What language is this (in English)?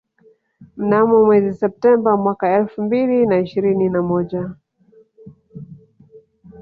Swahili